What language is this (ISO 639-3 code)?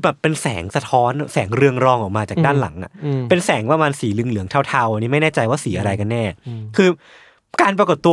tha